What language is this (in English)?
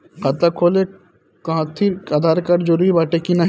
Bhojpuri